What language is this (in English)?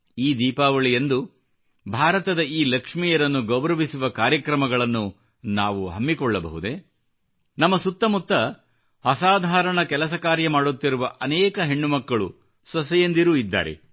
Kannada